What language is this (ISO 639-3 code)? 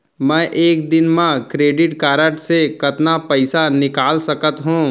hne